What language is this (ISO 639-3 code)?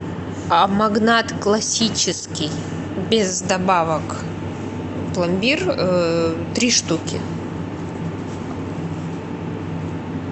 rus